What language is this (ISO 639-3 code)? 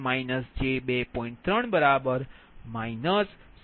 guj